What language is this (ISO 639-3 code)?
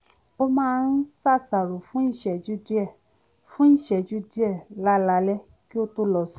yor